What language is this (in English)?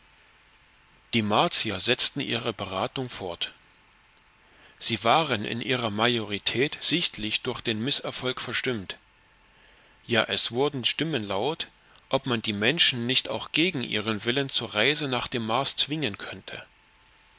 German